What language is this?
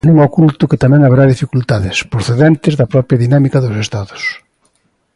Galician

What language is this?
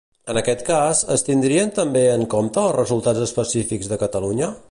Catalan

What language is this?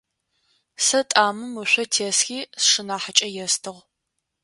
Adyghe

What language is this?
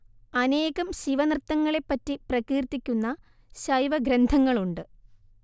Malayalam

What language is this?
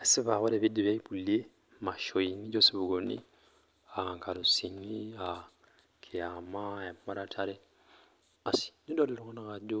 Masai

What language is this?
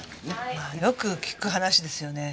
Japanese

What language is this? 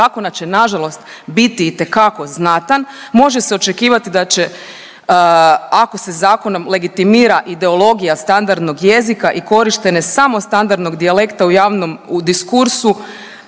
Croatian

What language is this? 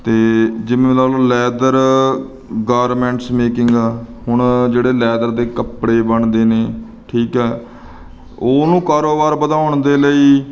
Punjabi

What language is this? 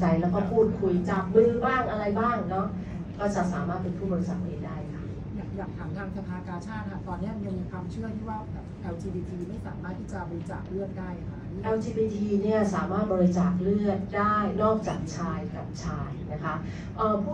Thai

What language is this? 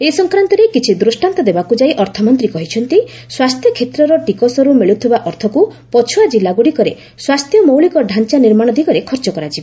Odia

